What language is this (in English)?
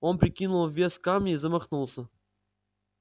Russian